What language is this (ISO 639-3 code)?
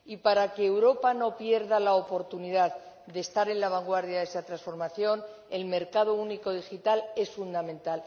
spa